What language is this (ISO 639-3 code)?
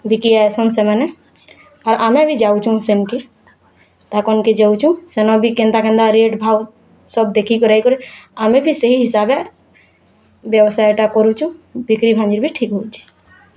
ori